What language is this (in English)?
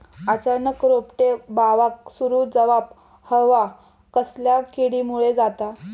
Marathi